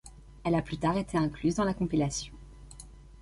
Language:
French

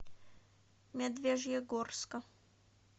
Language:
Russian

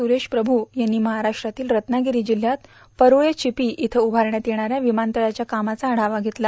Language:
Marathi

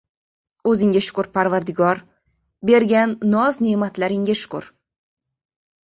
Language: Uzbek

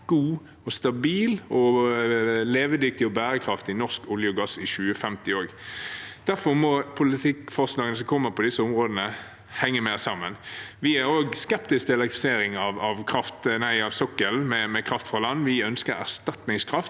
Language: Norwegian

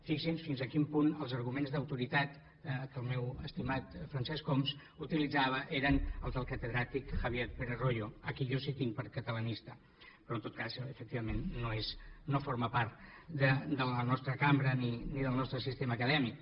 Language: Catalan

